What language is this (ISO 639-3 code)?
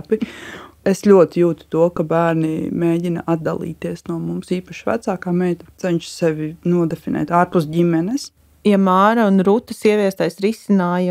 lav